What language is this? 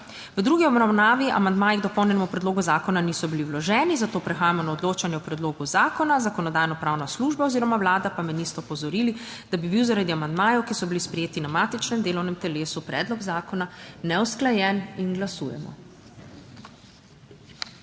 Slovenian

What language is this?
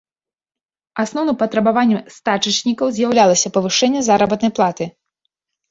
Belarusian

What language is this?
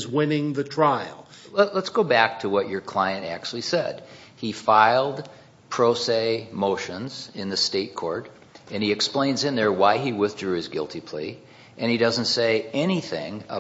English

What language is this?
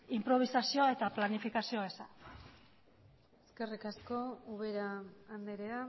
Basque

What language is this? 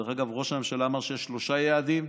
Hebrew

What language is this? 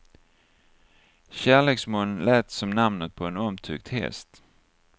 Swedish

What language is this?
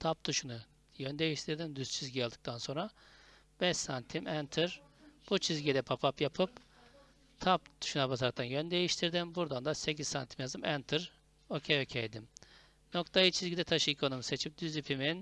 Turkish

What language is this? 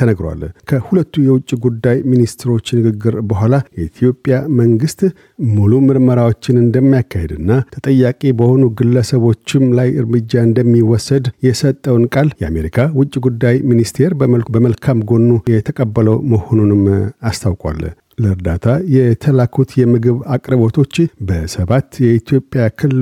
Amharic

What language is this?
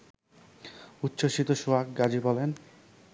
Bangla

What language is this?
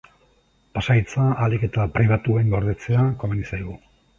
Basque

